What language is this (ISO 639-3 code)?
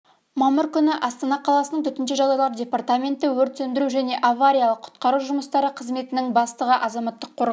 kaz